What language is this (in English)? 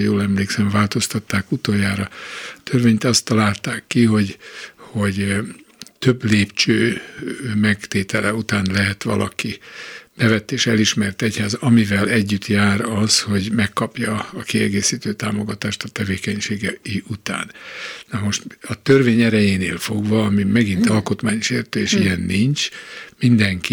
Hungarian